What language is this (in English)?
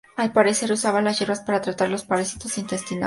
Spanish